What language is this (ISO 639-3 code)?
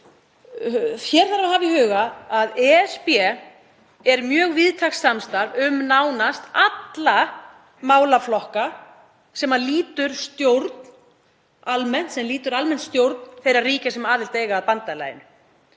isl